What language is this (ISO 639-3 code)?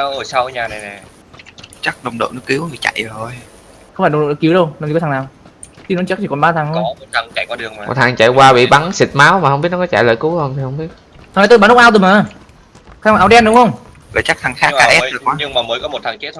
vie